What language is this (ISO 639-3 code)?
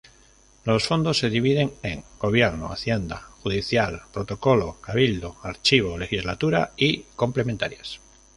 spa